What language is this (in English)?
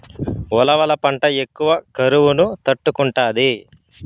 Telugu